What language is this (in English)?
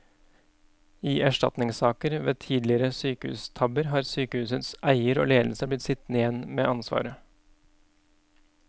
Norwegian